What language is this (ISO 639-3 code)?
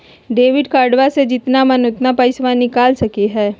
mag